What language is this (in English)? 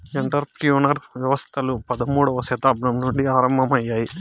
Telugu